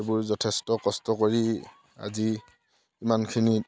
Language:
Assamese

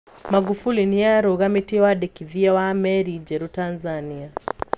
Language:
Kikuyu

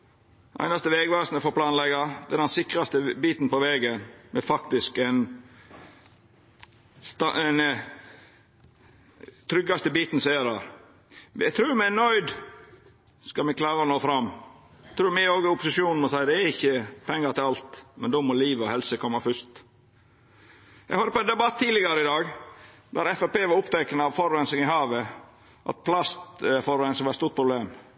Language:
Norwegian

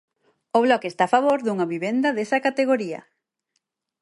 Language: Galician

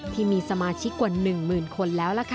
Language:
Thai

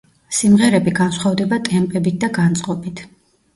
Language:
Georgian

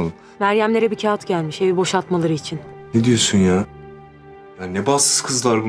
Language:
Turkish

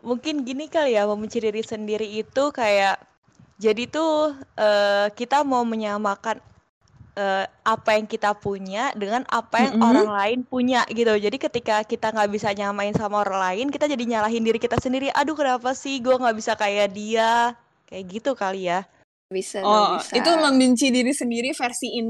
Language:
Indonesian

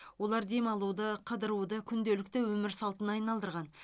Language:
Kazakh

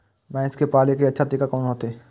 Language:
Maithili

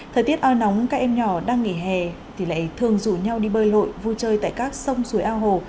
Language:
Vietnamese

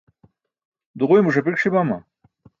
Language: Burushaski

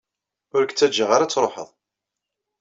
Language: Kabyle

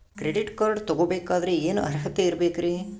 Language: Kannada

